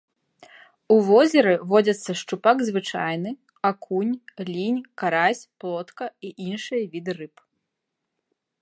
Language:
Belarusian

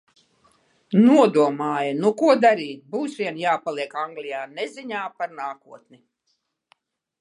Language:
Latvian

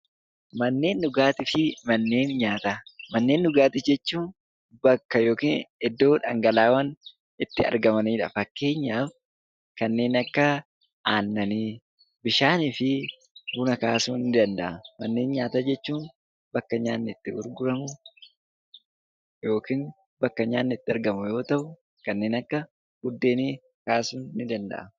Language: Oromo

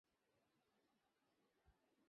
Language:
Bangla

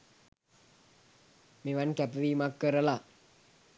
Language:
Sinhala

